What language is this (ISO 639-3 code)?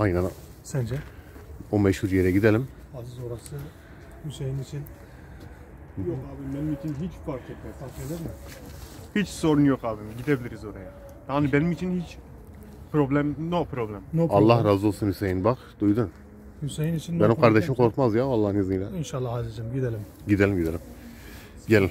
tur